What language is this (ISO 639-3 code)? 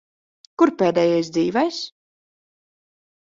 lav